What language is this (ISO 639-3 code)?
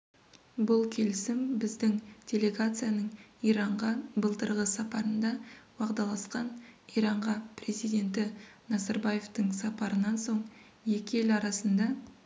kaz